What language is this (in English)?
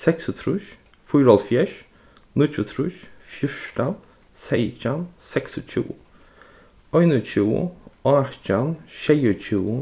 Faroese